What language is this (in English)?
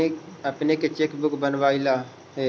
Magahi